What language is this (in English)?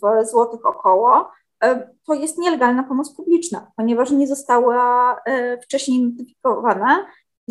Polish